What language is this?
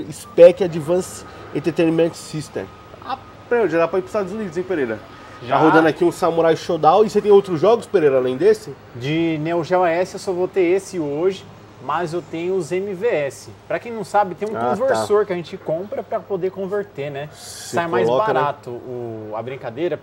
Portuguese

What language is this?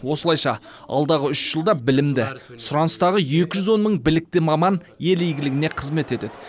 Kazakh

